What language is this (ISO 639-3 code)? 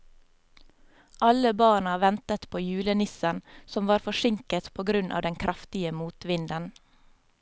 nor